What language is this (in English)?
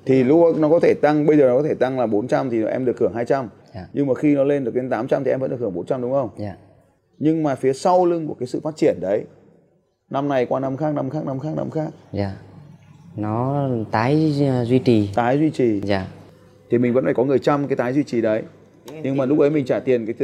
Vietnamese